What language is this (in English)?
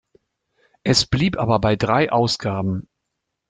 German